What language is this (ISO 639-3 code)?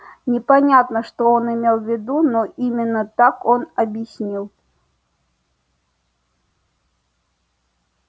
rus